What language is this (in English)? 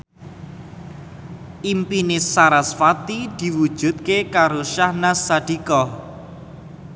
Javanese